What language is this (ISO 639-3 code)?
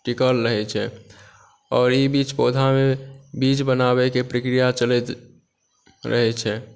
mai